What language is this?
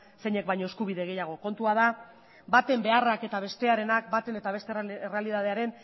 Basque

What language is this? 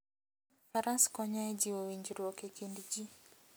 Luo (Kenya and Tanzania)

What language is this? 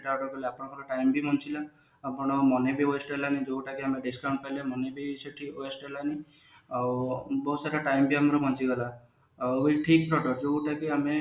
Odia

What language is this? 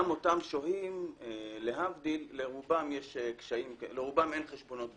Hebrew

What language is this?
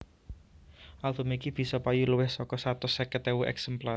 Javanese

